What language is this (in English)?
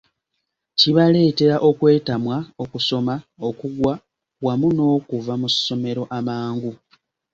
Ganda